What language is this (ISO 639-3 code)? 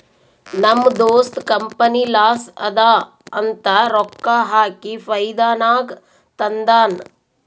kan